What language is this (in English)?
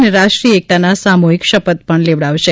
Gujarati